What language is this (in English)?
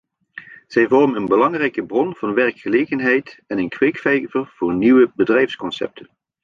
Dutch